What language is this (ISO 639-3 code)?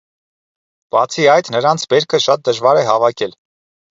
hye